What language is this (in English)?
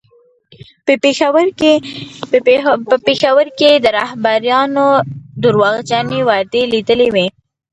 Pashto